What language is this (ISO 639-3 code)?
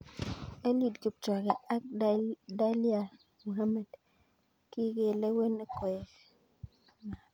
kln